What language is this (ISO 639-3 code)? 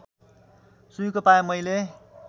nep